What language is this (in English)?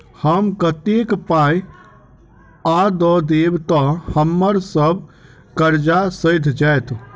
Maithili